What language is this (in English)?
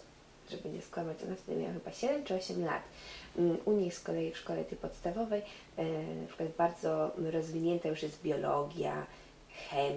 Polish